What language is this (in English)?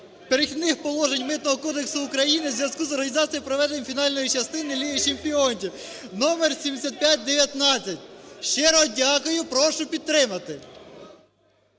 Ukrainian